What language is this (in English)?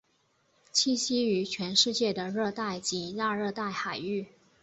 Chinese